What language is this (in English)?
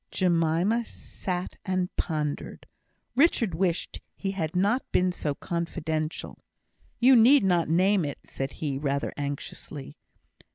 English